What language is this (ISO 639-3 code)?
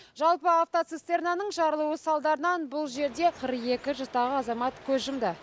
kaz